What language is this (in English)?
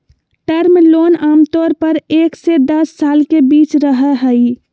Magahi